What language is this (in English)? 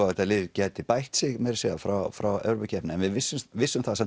Icelandic